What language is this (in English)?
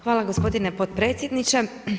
Croatian